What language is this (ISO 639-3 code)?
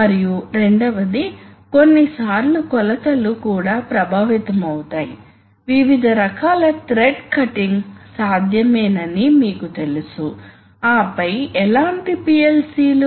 tel